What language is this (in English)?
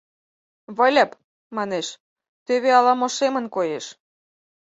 Mari